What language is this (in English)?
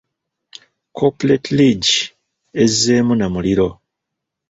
Ganda